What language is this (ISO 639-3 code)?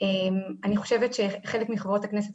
heb